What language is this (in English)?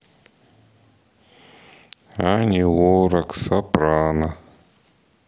Russian